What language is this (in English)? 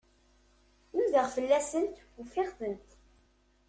Kabyle